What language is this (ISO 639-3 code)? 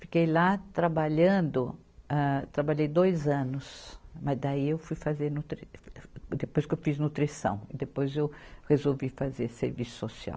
por